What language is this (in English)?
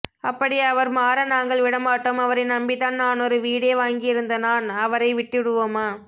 Tamil